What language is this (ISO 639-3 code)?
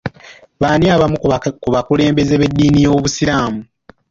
lug